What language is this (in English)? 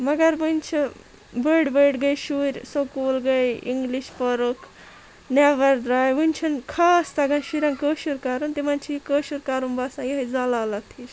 Kashmiri